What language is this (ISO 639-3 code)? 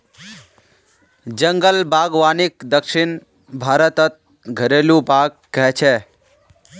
mag